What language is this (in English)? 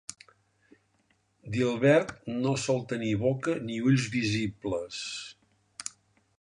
Catalan